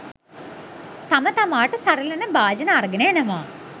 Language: Sinhala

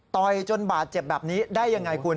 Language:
Thai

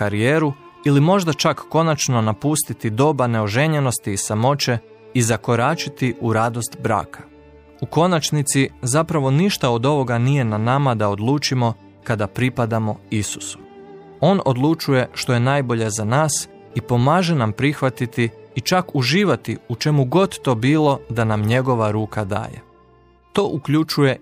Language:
Croatian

